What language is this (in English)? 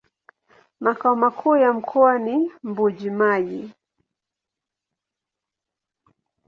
Swahili